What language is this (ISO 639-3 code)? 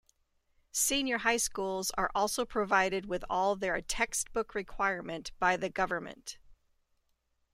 eng